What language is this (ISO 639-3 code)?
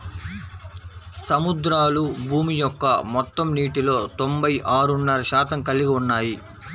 tel